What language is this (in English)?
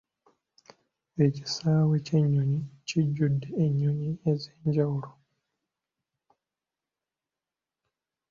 Ganda